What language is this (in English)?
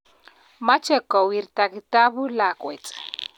Kalenjin